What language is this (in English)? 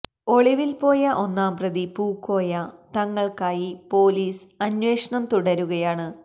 Malayalam